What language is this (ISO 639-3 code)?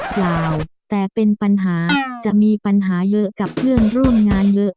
tha